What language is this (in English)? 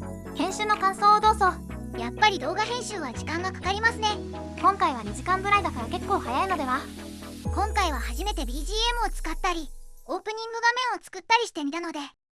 Japanese